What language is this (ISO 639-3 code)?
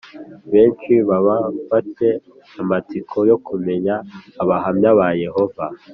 kin